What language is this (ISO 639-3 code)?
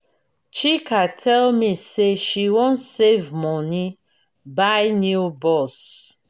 pcm